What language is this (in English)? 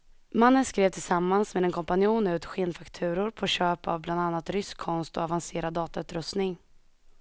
Swedish